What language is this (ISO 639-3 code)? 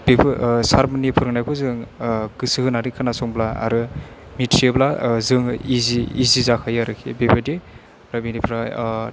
brx